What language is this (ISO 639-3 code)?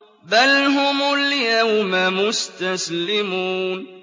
ara